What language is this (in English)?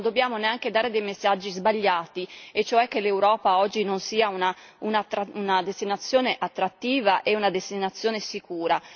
Italian